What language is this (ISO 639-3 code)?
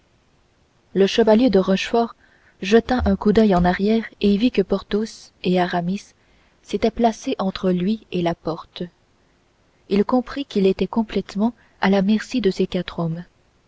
fra